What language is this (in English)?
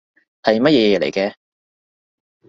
Cantonese